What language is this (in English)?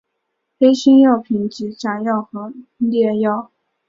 Chinese